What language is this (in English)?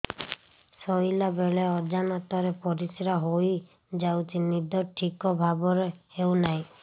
Odia